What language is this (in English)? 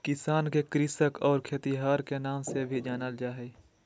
Magahi